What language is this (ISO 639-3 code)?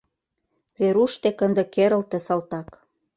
chm